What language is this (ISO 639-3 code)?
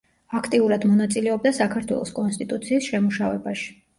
kat